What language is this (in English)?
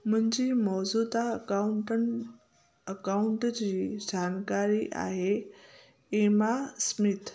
Sindhi